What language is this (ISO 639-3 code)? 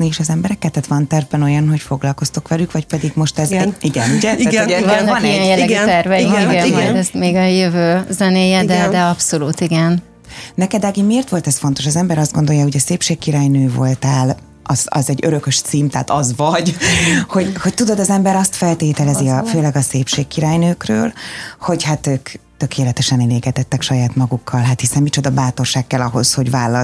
hun